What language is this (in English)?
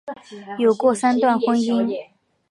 Chinese